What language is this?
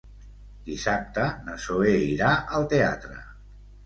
Catalan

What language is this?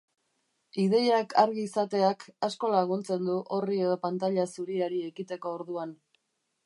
Basque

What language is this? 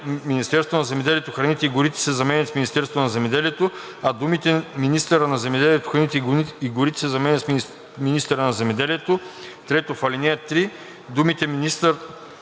Bulgarian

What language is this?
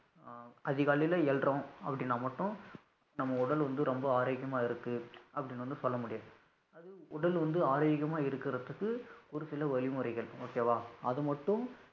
Tamil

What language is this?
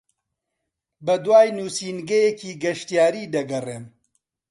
Central Kurdish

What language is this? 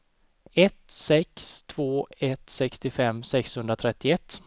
Swedish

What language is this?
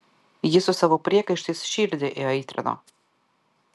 Lithuanian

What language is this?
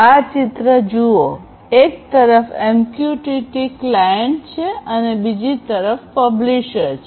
Gujarati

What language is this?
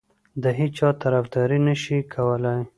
Pashto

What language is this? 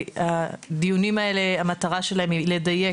Hebrew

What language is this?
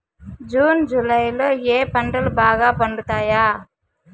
Telugu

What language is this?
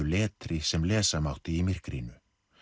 Icelandic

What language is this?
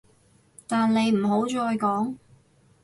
Cantonese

